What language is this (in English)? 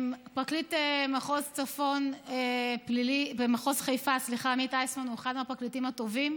Hebrew